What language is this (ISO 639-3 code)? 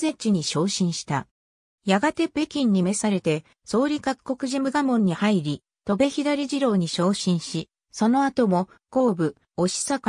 jpn